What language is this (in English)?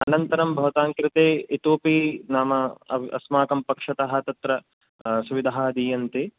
Sanskrit